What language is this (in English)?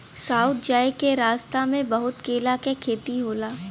Bhojpuri